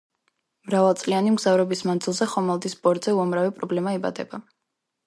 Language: Georgian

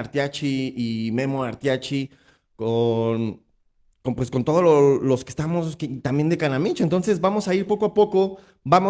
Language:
Spanish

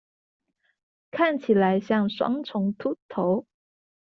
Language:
Chinese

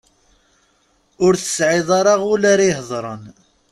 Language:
Kabyle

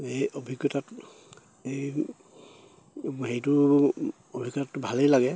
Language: Assamese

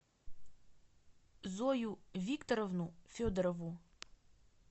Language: Russian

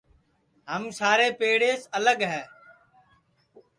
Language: Sansi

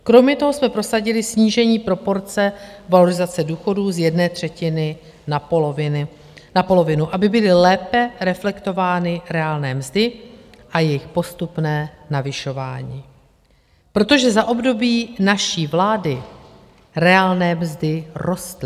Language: Czech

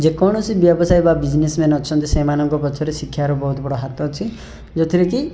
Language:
Odia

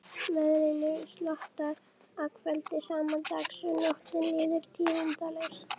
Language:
Icelandic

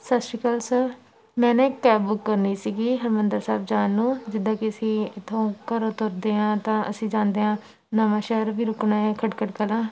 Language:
Punjabi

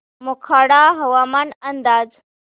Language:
Marathi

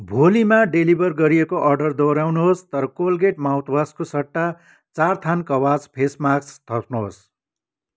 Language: Nepali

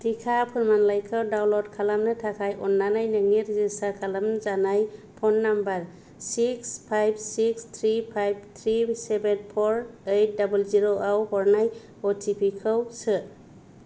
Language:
Bodo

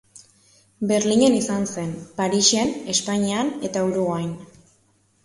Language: Basque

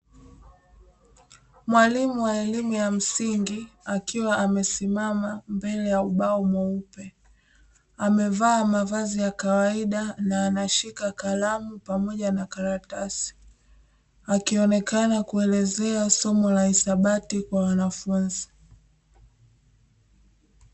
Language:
Swahili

